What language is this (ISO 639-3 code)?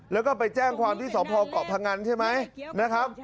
tha